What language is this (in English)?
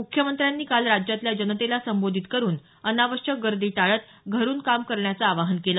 Marathi